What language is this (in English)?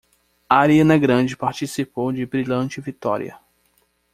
Portuguese